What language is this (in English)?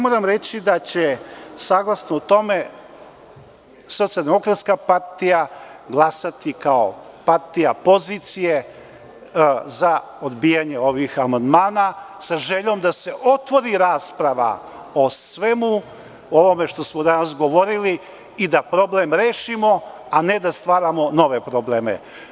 Serbian